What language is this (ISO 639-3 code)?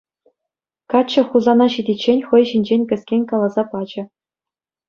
chv